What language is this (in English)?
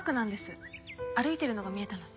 Japanese